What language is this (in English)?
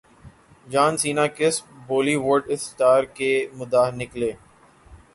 Urdu